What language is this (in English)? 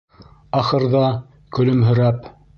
Bashkir